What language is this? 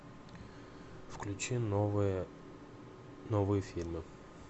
Russian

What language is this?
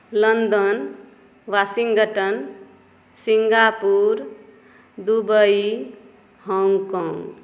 Maithili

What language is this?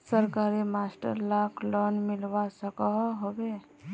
Magahi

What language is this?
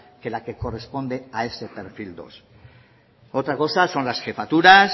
Spanish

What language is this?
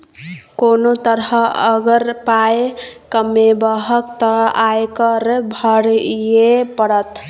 Maithili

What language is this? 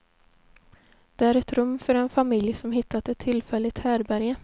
Swedish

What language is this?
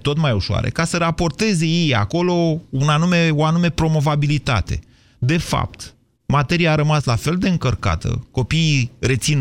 Romanian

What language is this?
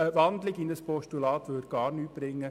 Swiss German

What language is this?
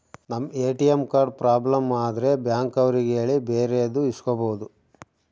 Kannada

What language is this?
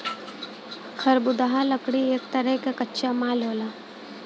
Bhojpuri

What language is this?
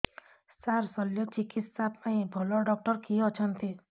Odia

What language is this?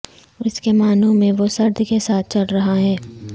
Urdu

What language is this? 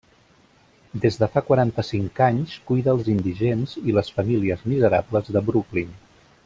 Catalan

